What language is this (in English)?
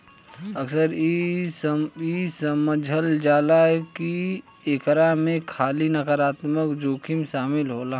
Bhojpuri